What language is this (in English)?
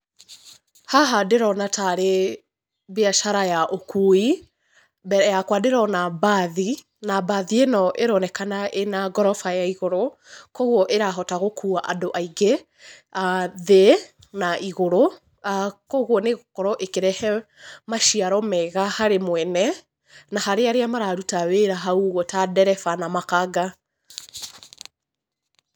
Kikuyu